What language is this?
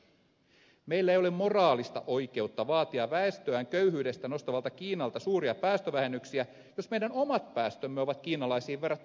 Finnish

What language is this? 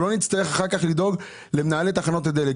Hebrew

